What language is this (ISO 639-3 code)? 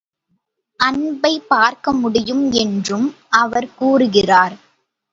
tam